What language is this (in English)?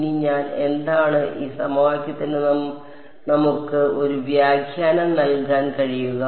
Malayalam